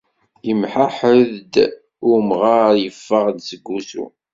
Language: Kabyle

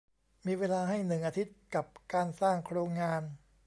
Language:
Thai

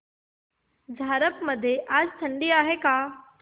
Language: Marathi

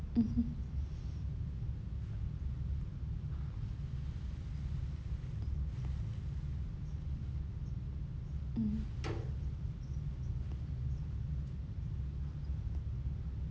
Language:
English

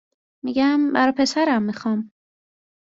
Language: Persian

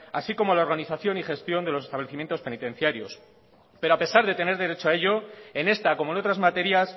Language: Spanish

